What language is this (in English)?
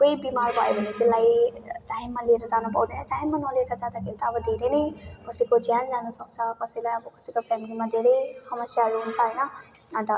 Nepali